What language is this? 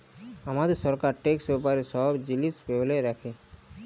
Bangla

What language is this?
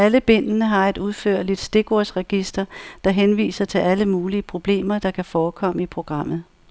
Danish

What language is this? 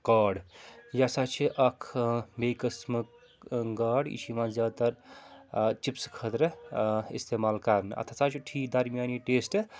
Kashmiri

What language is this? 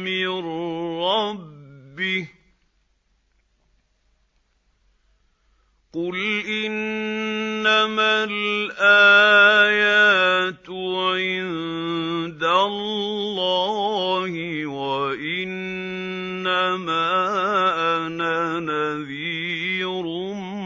Arabic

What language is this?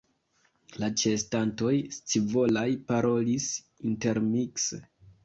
Esperanto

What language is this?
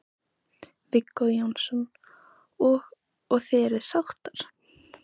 Icelandic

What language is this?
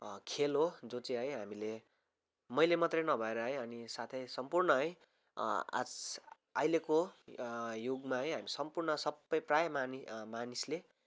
Nepali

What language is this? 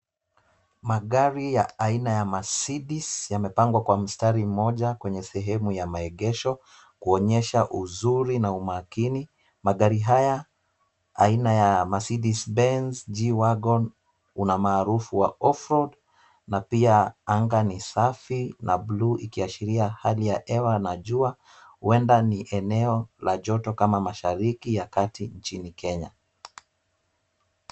Swahili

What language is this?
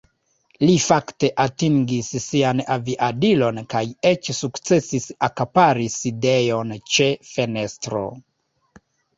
Esperanto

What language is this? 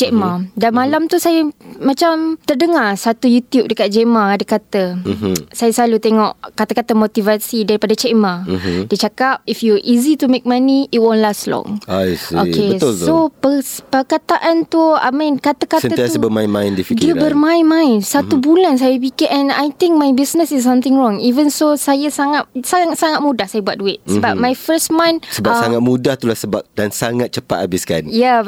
Malay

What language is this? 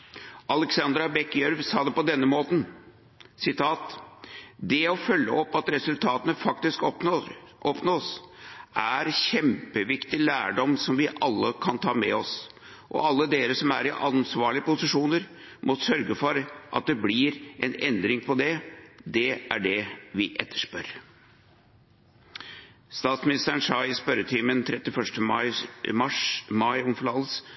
Norwegian Bokmål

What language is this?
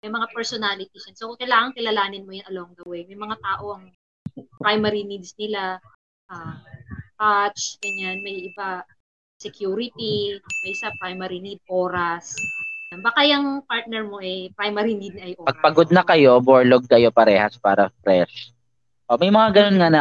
Filipino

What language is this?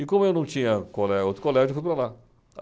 Portuguese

